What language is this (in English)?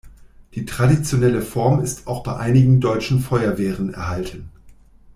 German